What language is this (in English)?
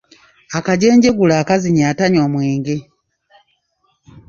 Ganda